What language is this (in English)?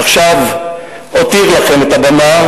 Hebrew